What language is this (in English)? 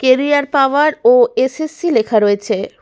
Bangla